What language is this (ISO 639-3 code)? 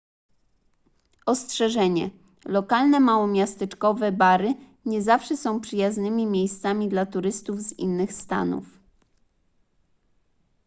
pol